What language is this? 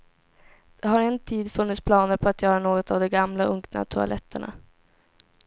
Swedish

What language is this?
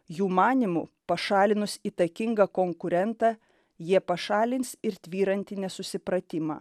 Lithuanian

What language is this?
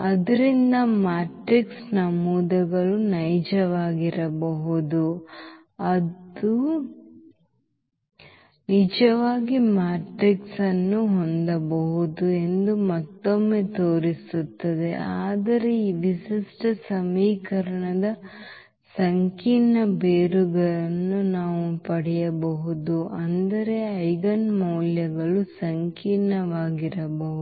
Kannada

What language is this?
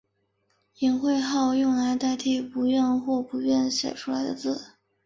Chinese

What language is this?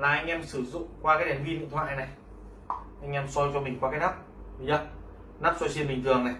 Vietnamese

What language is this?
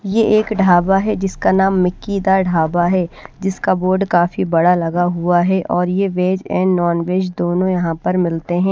Hindi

